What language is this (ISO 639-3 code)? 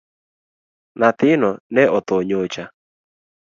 luo